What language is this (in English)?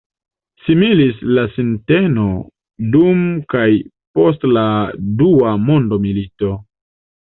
Esperanto